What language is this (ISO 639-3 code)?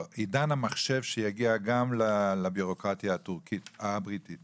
heb